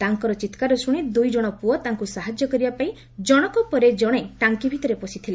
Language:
Odia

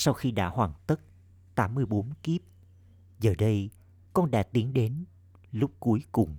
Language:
Vietnamese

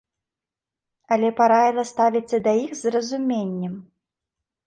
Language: Belarusian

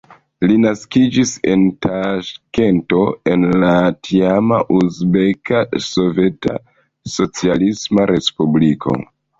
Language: Esperanto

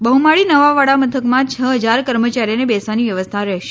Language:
Gujarati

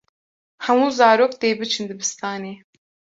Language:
Kurdish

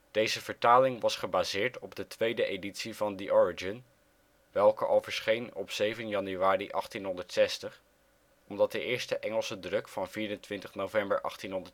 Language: Dutch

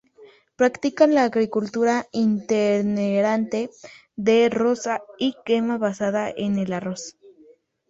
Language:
Spanish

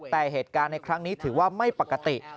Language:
Thai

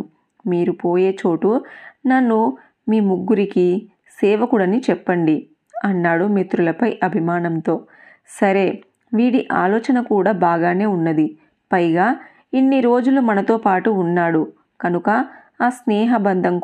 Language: Telugu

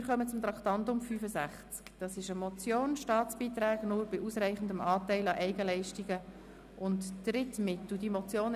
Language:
Swiss German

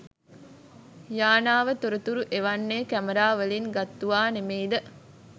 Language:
Sinhala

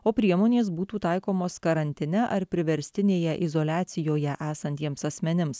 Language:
Lithuanian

